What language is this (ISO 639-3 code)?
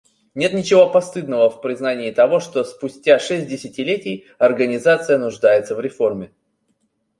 rus